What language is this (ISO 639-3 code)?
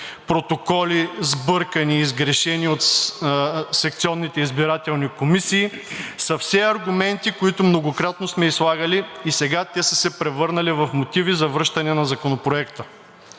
bul